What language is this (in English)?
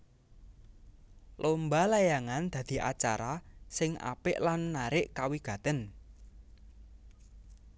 Javanese